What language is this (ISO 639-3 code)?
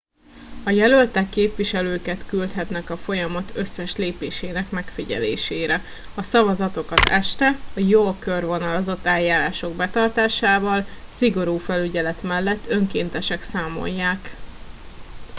hun